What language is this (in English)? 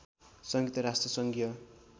Nepali